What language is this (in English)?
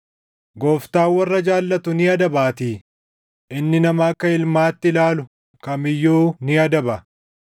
Oromo